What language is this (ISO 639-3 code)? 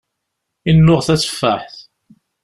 kab